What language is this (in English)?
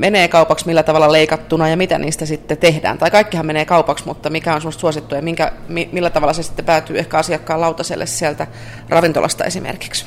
Finnish